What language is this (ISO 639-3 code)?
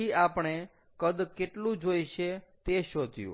guj